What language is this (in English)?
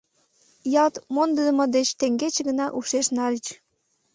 Mari